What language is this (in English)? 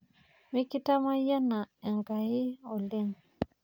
Masai